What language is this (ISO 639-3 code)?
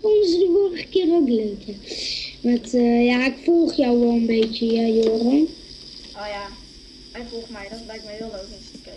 nld